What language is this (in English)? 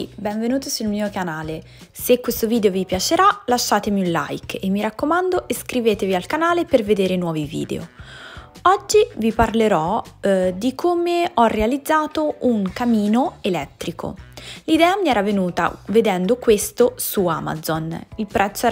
Italian